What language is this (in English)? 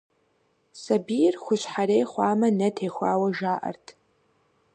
Kabardian